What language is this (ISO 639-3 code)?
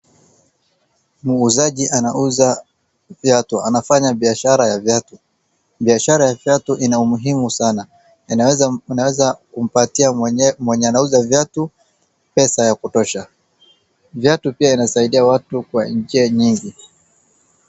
swa